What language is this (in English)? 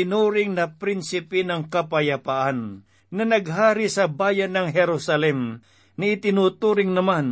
Filipino